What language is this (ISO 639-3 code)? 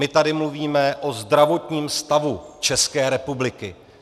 ces